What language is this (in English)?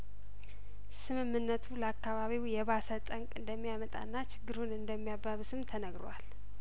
Amharic